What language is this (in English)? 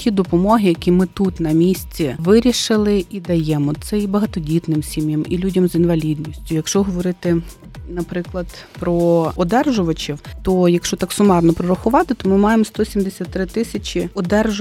Ukrainian